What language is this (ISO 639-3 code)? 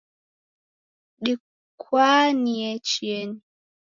dav